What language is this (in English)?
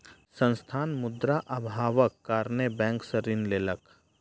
Maithili